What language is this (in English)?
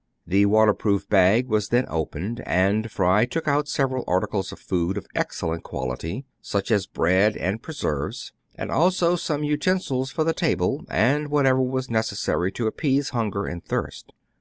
English